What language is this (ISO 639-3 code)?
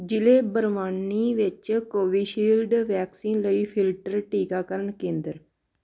pan